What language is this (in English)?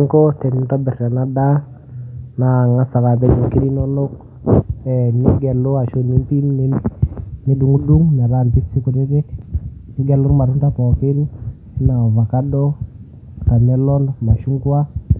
Masai